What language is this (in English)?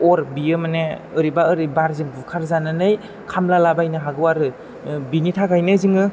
Bodo